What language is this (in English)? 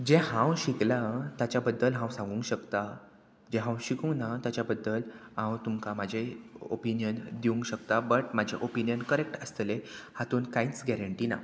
Konkani